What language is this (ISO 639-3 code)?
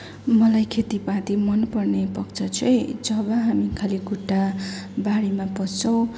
nep